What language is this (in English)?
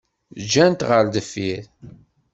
Kabyle